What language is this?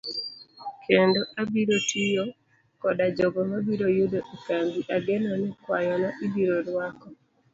Luo (Kenya and Tanzania)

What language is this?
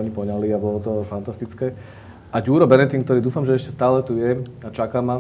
Slovak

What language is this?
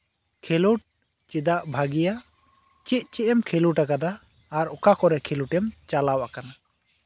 Santali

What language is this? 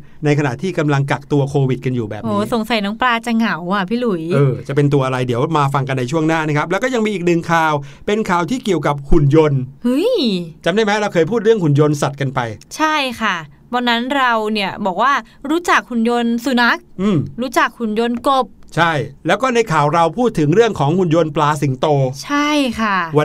Thai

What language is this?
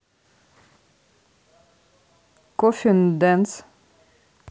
Russian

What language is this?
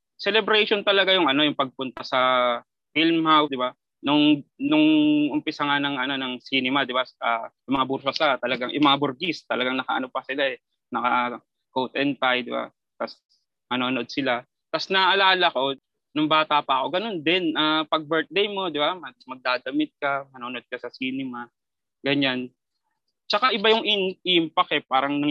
Filipino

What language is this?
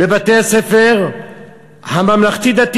Hebrew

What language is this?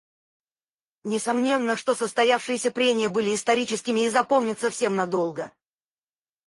Russian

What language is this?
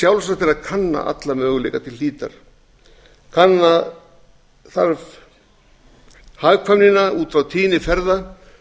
Icelandic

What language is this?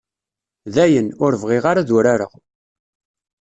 Kabyle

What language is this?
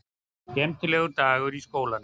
Icelandic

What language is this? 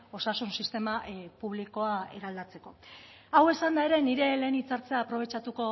Basque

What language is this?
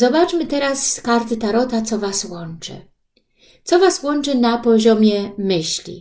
Polish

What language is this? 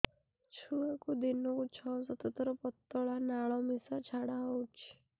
Odia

